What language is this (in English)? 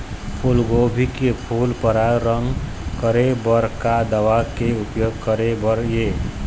Chhattisgarhi